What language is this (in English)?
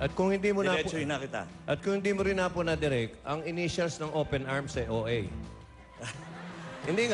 Filipino